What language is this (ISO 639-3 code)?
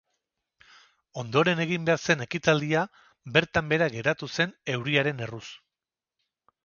eus